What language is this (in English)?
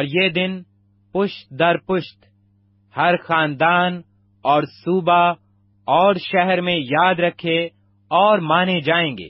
Urdu